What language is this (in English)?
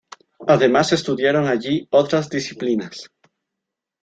Spanish